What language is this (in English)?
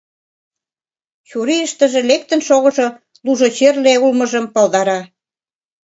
Mari